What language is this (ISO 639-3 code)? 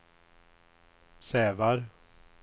swe